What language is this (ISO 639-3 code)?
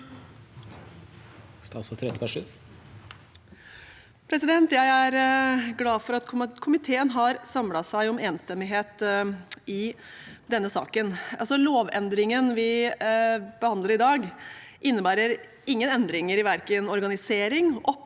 nor